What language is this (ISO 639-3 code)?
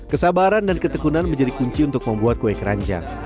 ind